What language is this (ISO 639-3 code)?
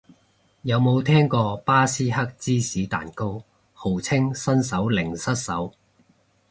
yue